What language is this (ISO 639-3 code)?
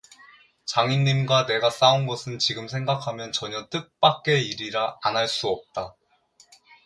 kor